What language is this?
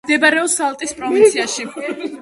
Georgian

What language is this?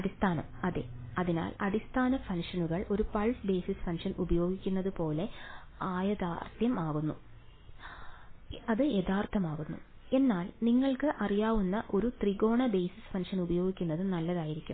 Malayalam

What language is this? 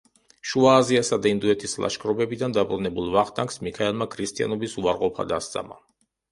Georgian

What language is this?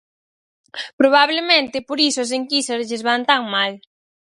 Galician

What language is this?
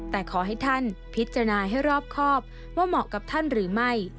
Thai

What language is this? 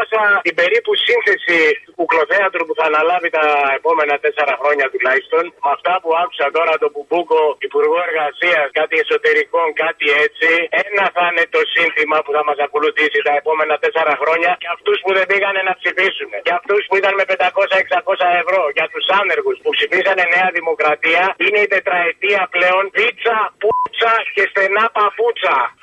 Greek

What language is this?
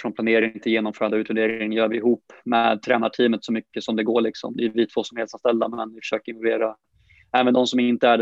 Swedish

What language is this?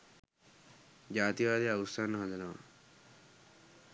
Sinhala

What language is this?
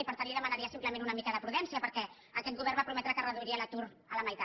Catalan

